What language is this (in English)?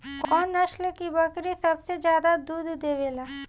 Bhojpuri